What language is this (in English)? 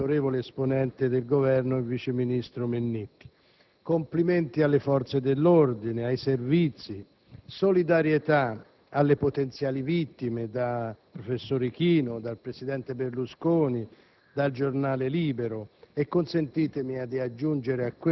Italian